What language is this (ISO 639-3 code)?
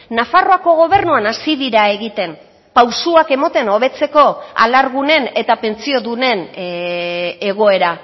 eus